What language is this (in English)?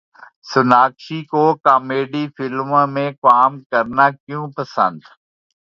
Urdu